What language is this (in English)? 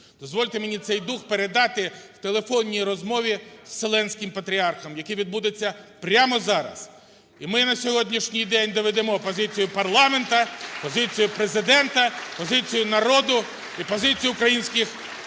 Ukrainian